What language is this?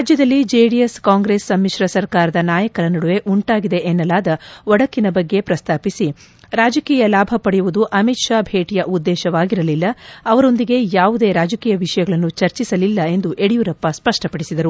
Kannada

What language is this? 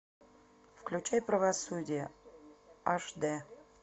Russian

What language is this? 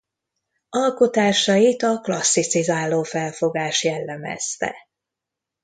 Hungarian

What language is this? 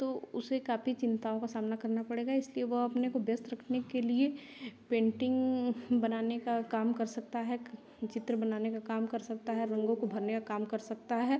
Hindi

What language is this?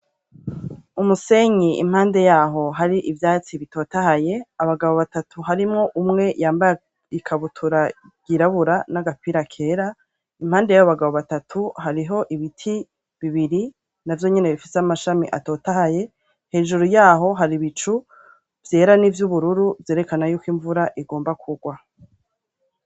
Rundi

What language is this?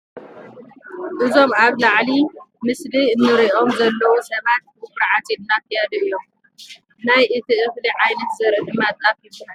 Tigrinya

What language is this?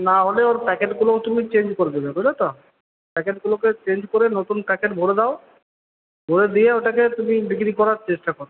Bangla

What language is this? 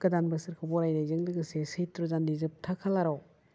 Bodo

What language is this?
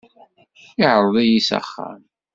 Kabyle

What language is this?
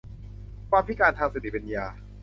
Thai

